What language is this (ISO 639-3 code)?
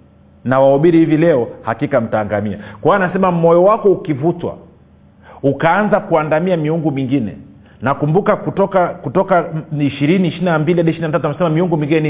swa